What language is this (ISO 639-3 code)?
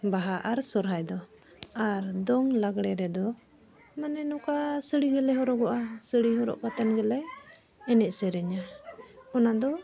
sat